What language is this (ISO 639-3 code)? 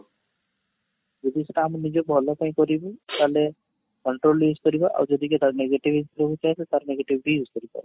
ori